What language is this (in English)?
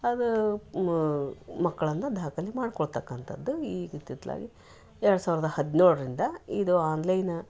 Kannada